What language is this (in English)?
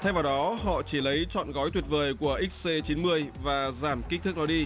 Vietnamese